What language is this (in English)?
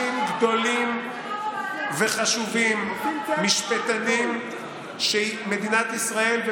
Hebrew